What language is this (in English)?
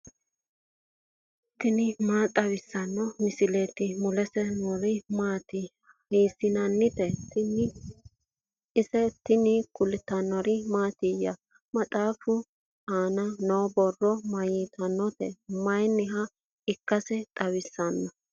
Sidamo